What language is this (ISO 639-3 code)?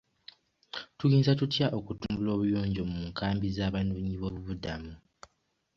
lug